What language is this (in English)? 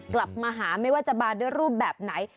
Thai